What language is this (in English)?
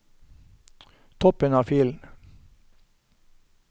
Norwegian